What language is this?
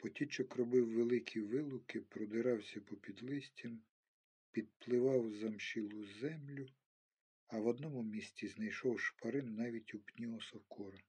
Ukrainian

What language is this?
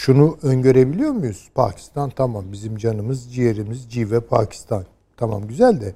Turkish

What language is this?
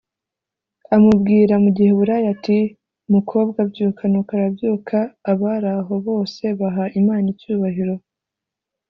Kinyarwanda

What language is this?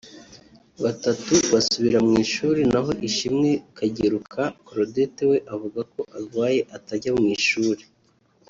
Kinyarwanda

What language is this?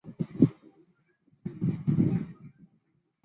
Chinese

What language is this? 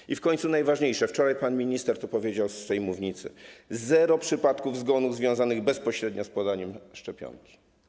Polish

